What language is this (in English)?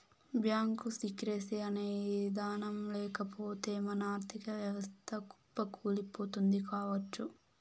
Telugu